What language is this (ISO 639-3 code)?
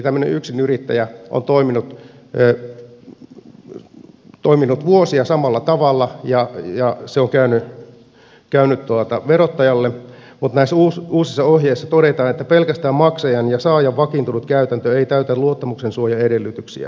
fin